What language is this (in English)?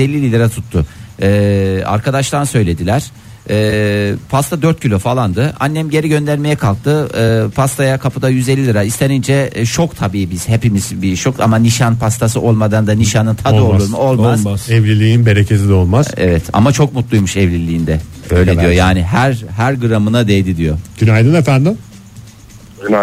Turkish